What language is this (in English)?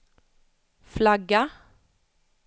Swedish